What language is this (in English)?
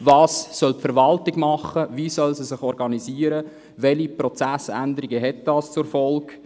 Swiss German